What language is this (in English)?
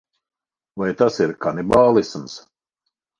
Latvian